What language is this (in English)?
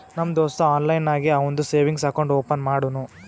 Kannada